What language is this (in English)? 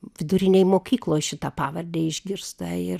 Lithuanian